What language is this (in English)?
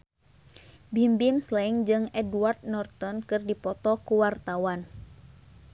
Sundanese